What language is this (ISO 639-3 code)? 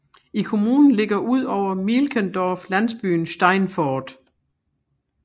dan